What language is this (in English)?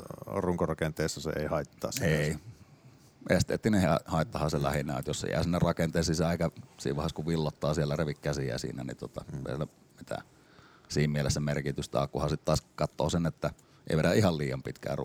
Finnish